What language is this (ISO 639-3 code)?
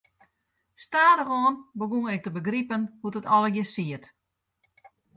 fry